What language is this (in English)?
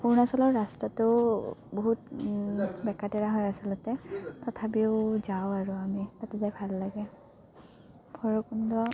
Assamese